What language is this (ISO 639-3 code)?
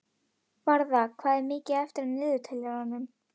isl